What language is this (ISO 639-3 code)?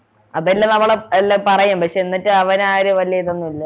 mal